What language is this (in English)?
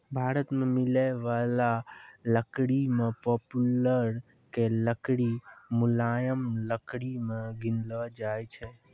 Maithili